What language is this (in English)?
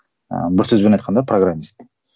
Kazakh